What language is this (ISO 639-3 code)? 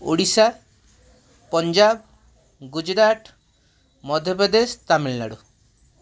ori